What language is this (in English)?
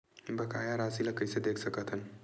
Chhattisgarhi